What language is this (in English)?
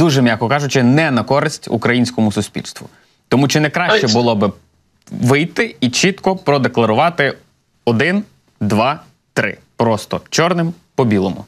Ukrainian